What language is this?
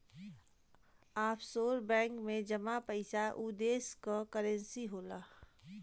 Bhojpuri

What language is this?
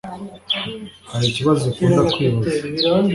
Kinyarwanda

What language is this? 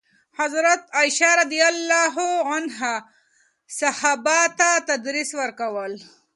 Pashto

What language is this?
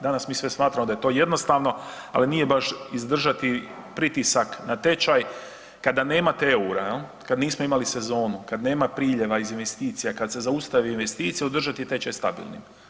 Croatian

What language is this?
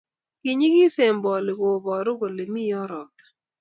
Kalenjin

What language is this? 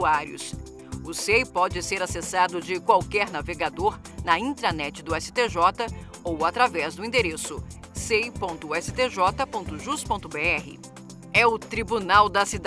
Portuguese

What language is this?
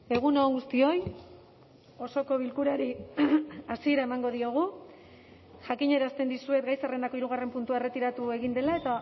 Basque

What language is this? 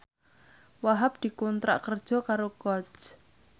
Javanese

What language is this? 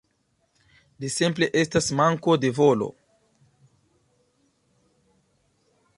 Esperanto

